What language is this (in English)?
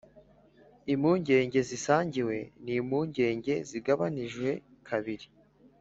Kinyarwanda